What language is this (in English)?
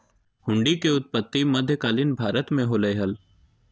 Magahi